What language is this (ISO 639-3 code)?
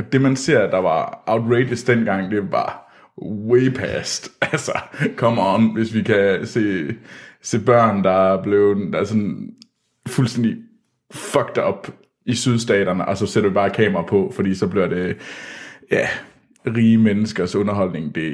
dan